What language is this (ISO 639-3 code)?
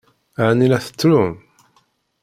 kab